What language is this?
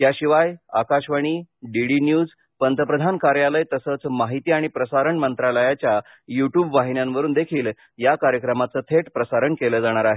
Marathi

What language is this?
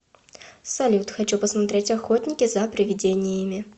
Russian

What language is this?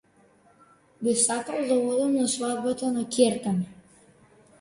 Macedonian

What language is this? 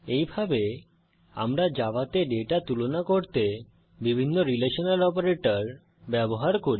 Bangla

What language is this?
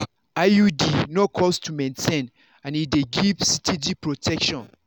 Nigerian Pidgin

